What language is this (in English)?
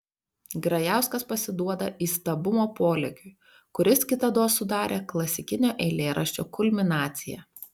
Lithuanian